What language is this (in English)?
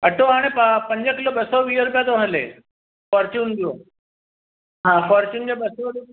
Sindhi